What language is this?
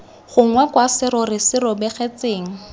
Tswana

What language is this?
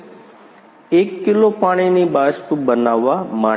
Gujarati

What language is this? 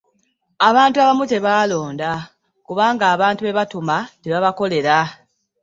Ganda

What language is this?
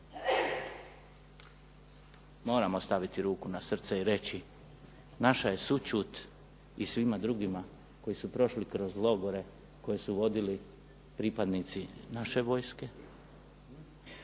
Croatian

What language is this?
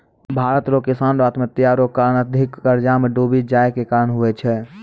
Maithili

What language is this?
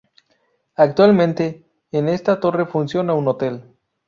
Spanish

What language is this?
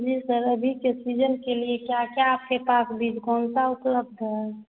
Hindi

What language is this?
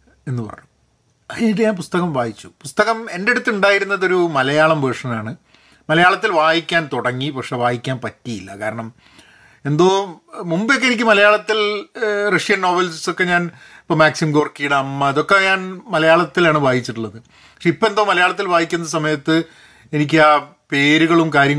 Malayalam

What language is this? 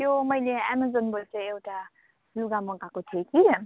Nepali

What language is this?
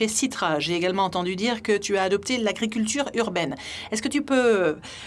French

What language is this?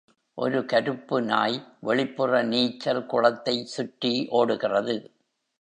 Tamil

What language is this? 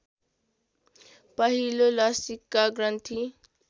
Nepali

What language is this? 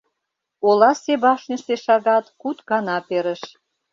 Mari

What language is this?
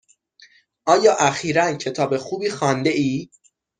Persian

